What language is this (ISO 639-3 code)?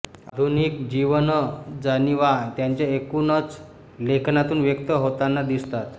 mar